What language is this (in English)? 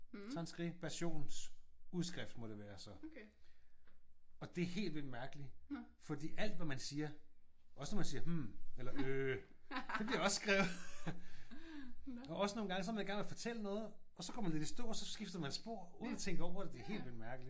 Danish